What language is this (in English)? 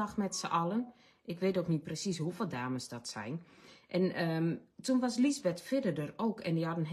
Dutch